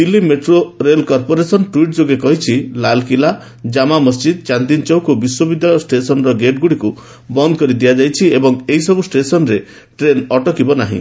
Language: Odia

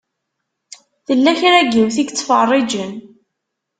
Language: Kabyle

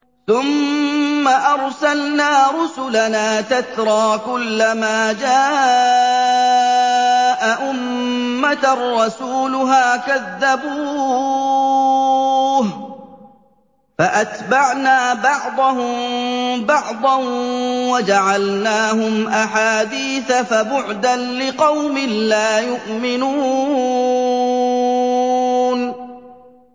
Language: Arabic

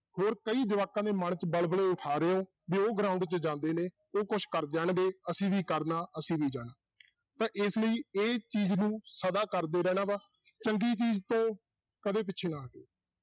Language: Punjabi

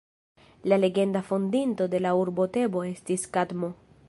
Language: Esperanto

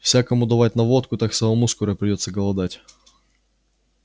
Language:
Russian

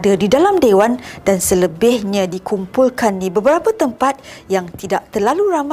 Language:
Malay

